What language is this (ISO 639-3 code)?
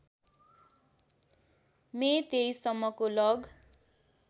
nep